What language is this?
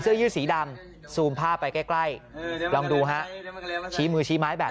Thai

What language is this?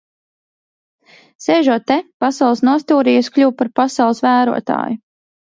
Latvian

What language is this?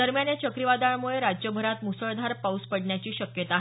Marathi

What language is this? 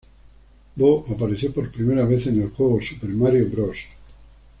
Spanish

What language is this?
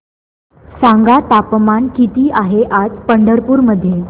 Marathi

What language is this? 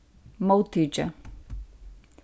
Faroese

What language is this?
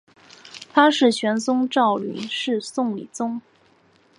Chinese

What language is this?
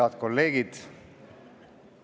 Estonian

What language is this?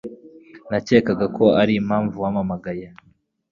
Kinyarwanda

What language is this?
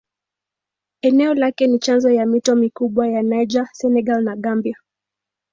Swahili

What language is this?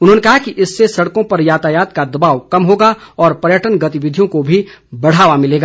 Hindi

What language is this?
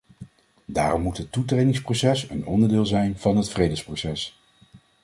Dutch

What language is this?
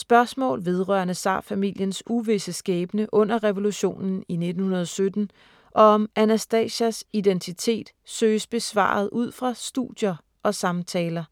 Danish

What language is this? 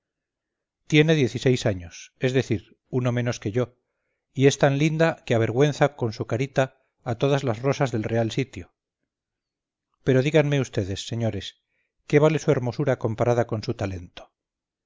Spanish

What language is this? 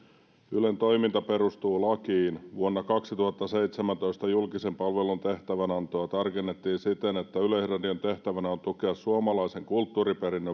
Finnish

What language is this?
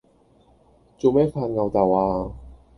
Cantonese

